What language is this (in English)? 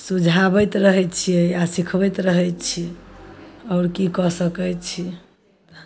Maithili